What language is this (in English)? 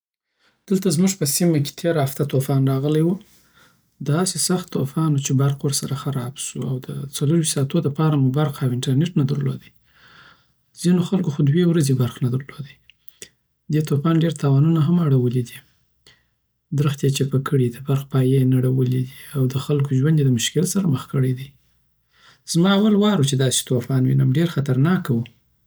Southern Pashto